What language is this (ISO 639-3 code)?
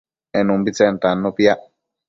mcf